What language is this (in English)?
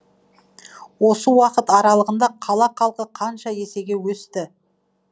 Kazakh